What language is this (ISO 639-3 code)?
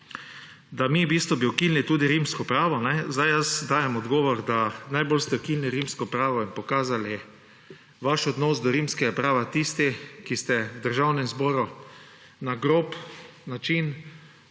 slv